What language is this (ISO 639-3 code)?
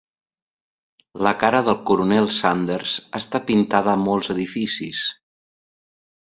cat